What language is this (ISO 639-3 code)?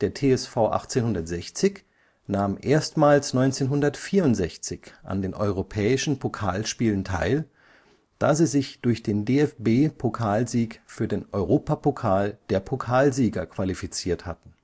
deu